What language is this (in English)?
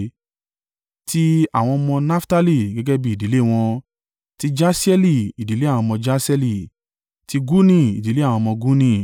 Yoruba